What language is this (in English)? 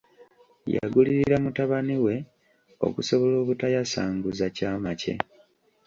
Ganda